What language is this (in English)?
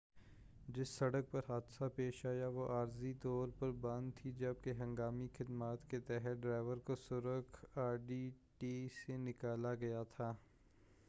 Urdu